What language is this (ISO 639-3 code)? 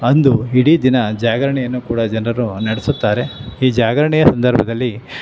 kan